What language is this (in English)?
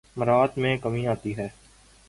Urdu